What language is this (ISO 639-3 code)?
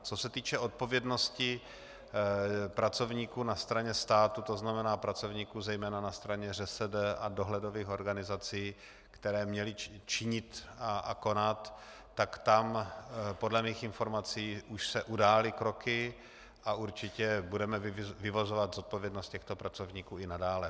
ces